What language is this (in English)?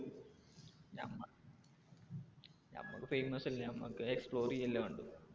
Malayalam